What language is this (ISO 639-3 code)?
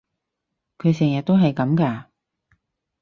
yue